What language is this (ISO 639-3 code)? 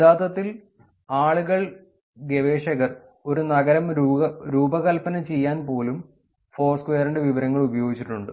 mal